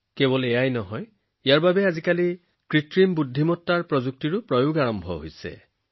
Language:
Assamese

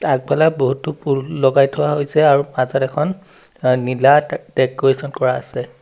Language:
Assamese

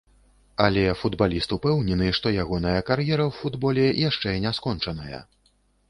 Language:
Belarusian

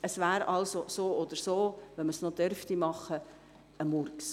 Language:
Swiss German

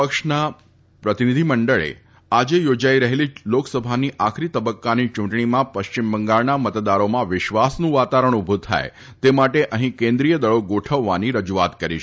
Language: Gujarati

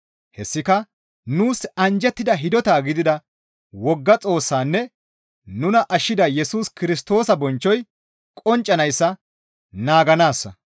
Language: Gamo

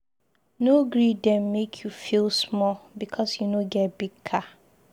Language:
Nigerian Pidgin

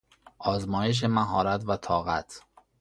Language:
Persian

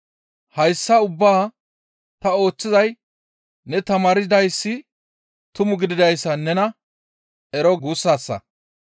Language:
Gamo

